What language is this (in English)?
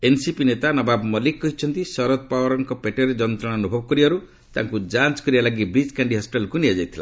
Odia